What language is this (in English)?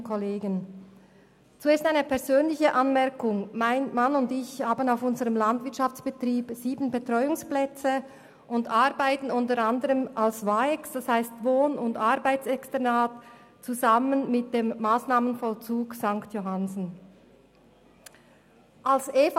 Swiss German